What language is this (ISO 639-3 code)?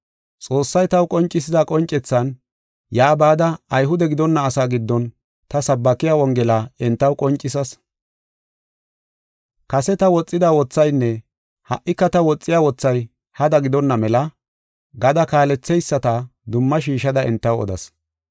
gof